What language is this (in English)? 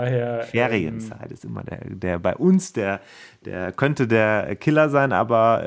German